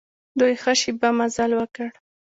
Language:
Pashto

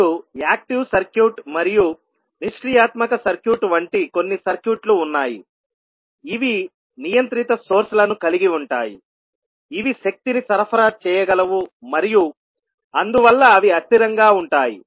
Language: Telugu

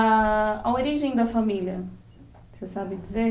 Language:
Portuguese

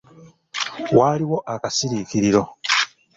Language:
Ganda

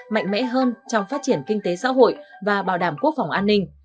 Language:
Vietnamese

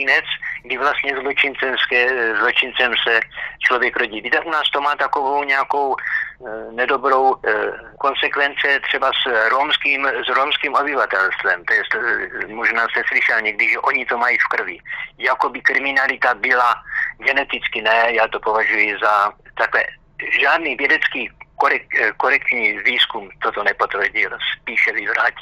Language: Slovak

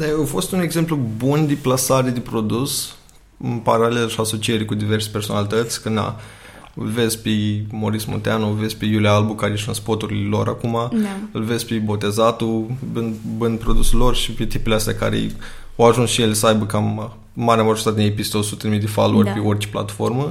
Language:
Romanian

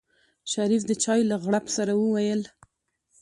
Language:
Pashto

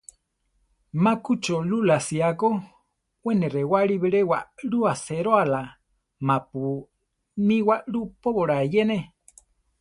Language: Central Tarahumara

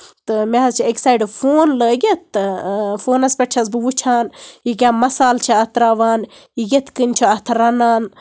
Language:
Kashmiri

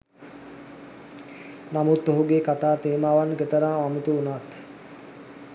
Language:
Sinhala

